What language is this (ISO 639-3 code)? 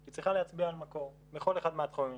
heb